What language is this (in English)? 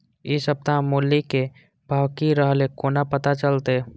Maithili